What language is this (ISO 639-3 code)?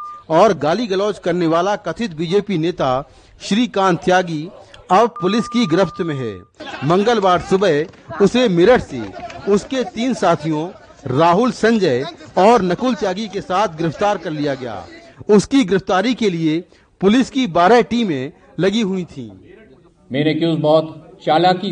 hin